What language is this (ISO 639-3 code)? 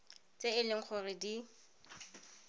tsn